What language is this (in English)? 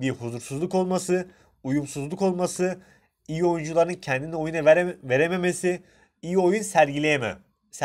Turkish